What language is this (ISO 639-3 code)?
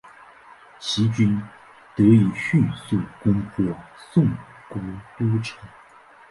zho